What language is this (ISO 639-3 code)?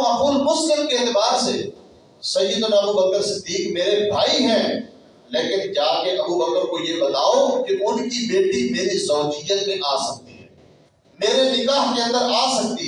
urd